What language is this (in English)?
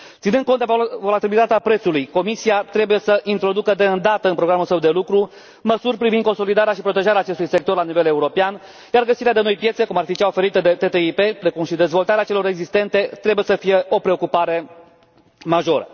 Romanian